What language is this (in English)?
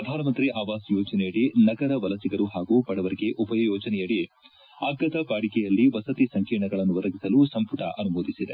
Kannada